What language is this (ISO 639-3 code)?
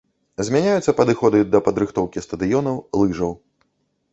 bel